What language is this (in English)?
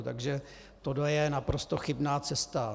Czech